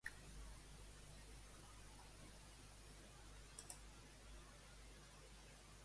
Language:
Catalan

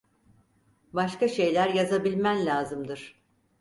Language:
Turkish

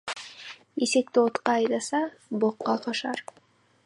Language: Kazakh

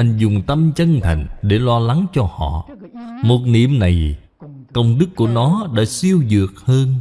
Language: Vietnamese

